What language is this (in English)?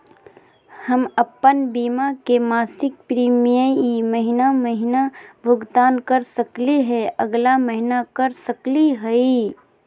Magahi